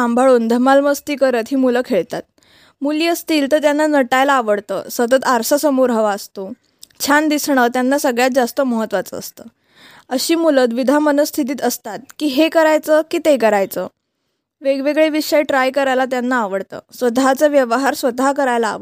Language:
Marathi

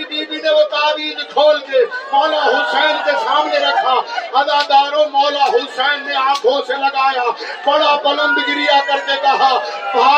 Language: Urdu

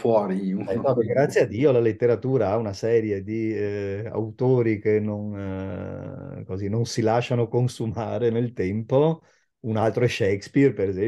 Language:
Italian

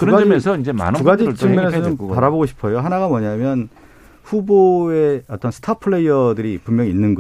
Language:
Korean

